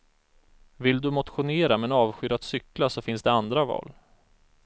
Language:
Swedish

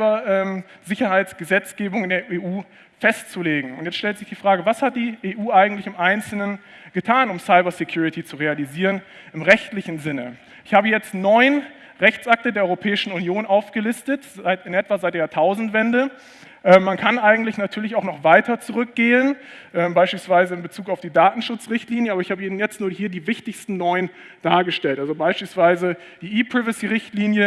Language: German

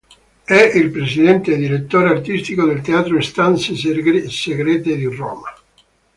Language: Italian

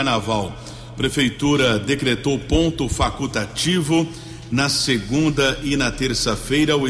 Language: Portuguese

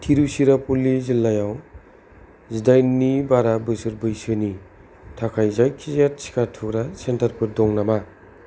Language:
Bodo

